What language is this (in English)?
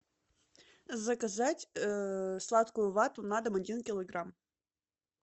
Russian